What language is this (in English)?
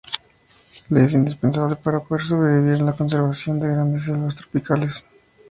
Spanish